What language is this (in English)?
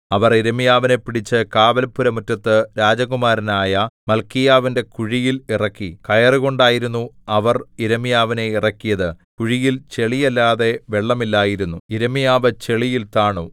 Malayalam